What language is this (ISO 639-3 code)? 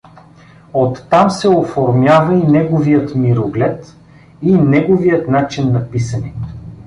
bul